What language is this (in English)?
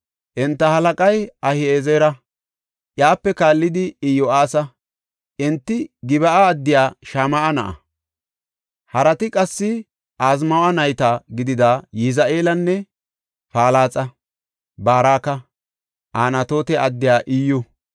Gofa